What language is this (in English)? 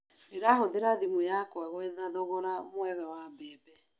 Kikuyu